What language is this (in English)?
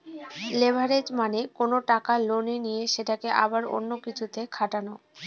Bangla